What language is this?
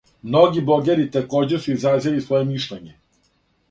Serbian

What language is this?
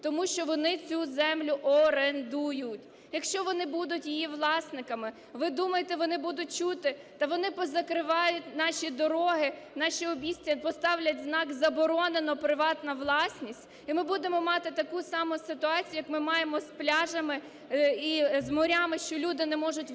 Ukrainian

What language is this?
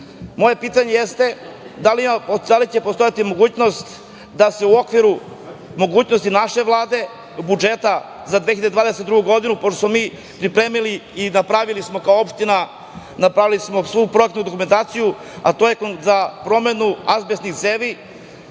Serbian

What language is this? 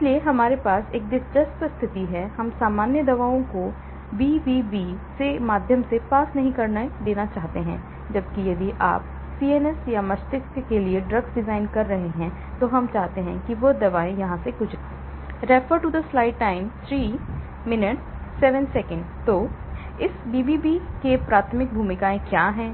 Hindi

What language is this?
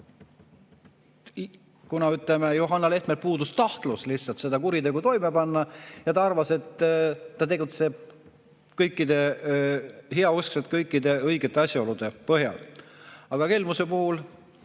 Estonian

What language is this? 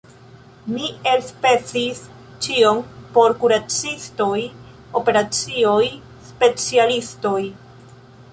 Esperanto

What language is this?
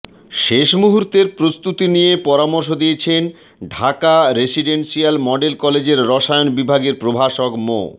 Bangla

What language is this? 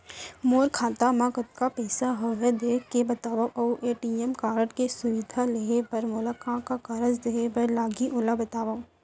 Chhattisgarhi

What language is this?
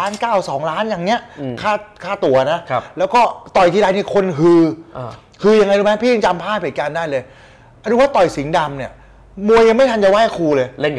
Thai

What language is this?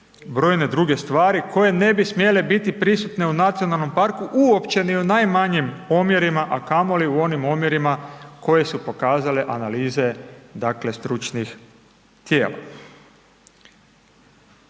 Croatian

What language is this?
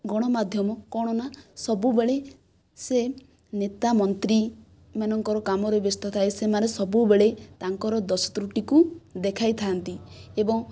Odia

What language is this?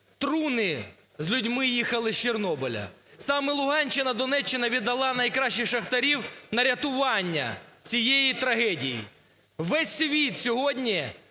Ukrainian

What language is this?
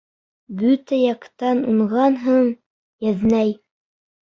Bashkir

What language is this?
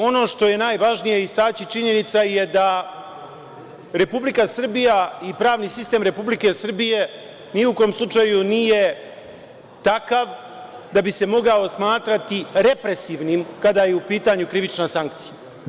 Serbian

